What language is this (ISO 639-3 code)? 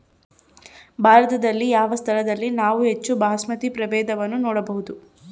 kan